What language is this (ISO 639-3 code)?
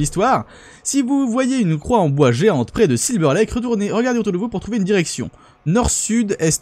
fra